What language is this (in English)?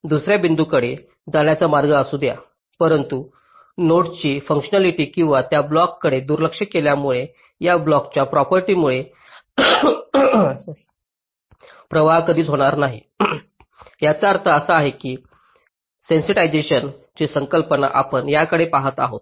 Marathi